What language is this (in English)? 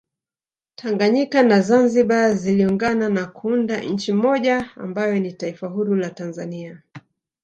Swahili